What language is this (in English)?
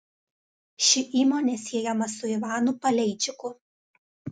Lithuanian